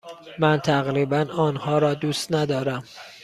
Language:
Persian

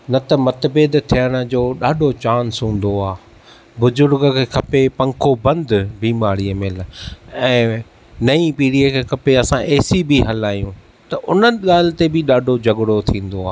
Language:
Sindhi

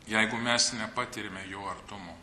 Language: Lithuanian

